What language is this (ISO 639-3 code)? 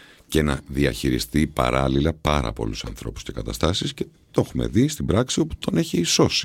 ell